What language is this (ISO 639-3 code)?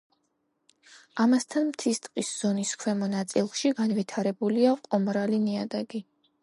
kat